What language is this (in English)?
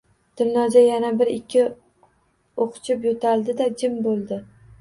Uzbek